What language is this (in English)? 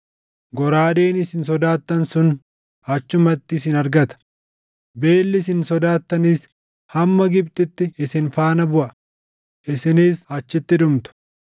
Oromo